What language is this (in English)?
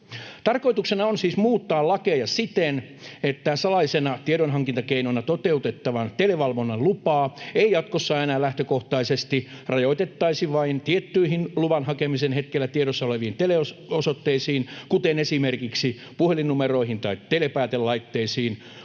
Finnish